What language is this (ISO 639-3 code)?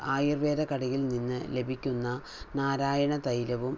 mal